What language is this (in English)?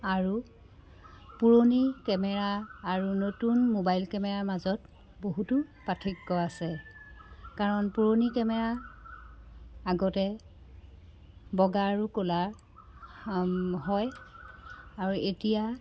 Assamese